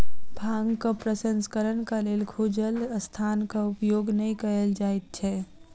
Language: Maithili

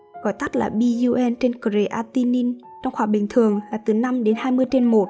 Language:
Vietnamese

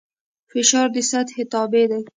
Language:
Pashto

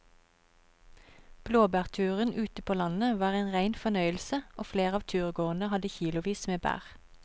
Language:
Norwegian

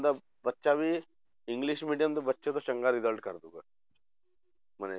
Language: Punjabi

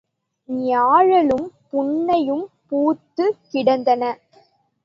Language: Tamil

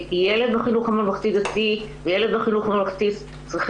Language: Hebrew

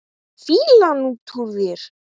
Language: Icelandic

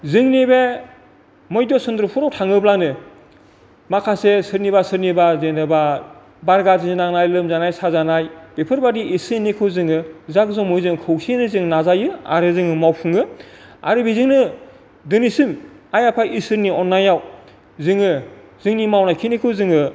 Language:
Bodo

